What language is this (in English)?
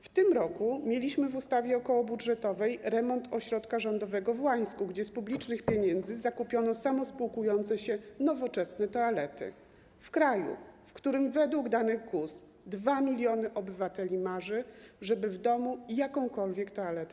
Polish